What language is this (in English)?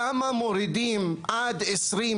Hebrew